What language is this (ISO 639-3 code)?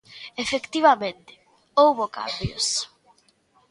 glg